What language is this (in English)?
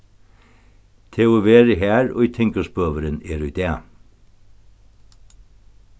Faroese